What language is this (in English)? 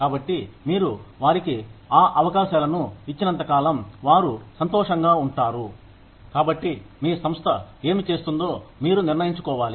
Telugu